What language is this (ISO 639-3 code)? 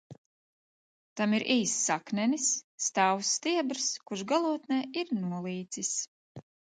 lav